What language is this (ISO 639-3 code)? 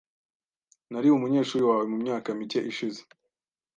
kin